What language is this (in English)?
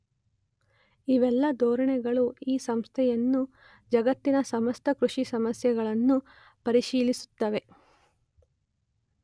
Kannada